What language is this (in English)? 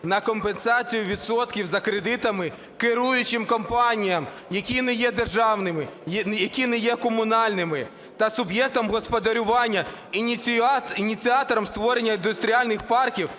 Ukrainian